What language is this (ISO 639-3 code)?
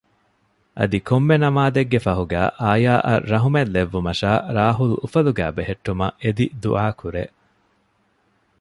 div